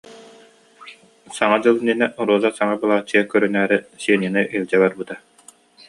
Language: Yakut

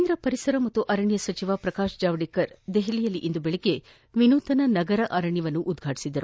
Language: Kannada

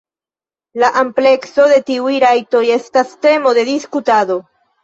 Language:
Esperanto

